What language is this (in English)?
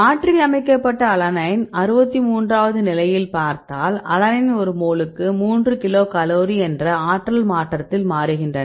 Tamil